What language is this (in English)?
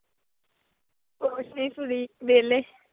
Punjabi